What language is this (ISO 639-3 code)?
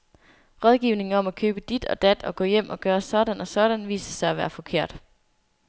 dan